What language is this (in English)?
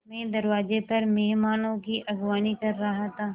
Hindi